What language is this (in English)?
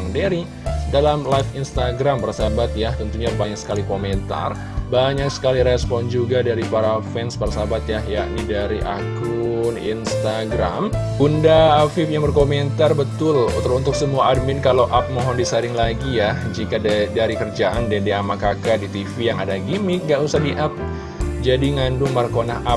Indonesian